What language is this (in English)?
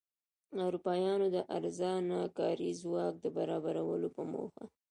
Pashto